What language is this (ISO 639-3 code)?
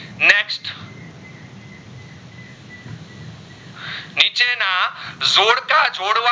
guj